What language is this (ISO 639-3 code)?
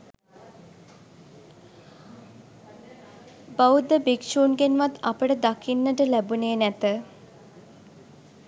sin